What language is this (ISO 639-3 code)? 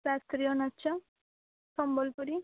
ori